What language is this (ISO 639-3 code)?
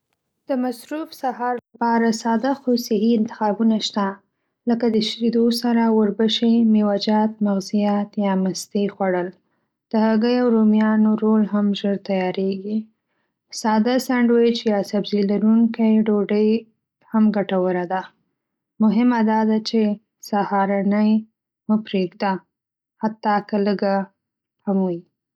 pus